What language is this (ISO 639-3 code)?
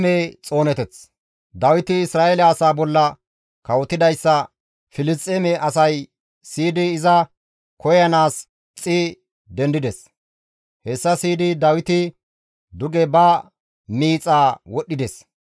gmv